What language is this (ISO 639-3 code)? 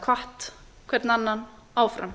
isl